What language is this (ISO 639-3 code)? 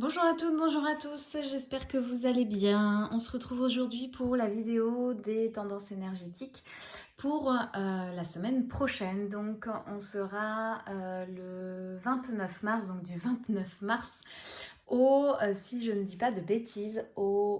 fra